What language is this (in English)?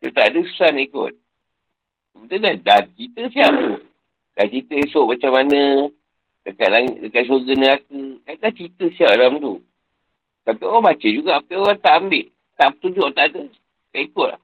Malay